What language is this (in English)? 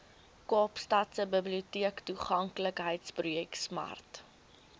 Afrikaans